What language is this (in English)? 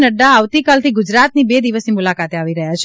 Gujarati